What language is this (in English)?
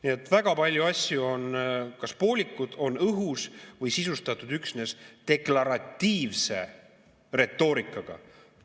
Estonian